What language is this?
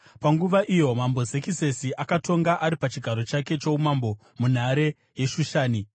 Shona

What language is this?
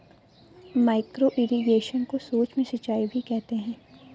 Hindi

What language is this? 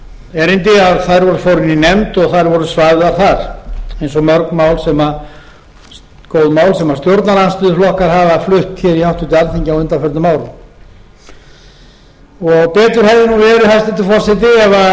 Icelandic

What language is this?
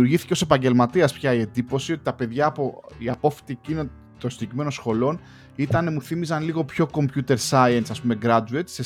Greek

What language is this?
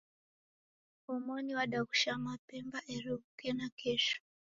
Taita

